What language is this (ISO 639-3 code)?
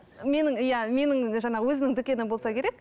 kaz